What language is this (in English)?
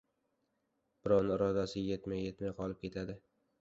Uzbek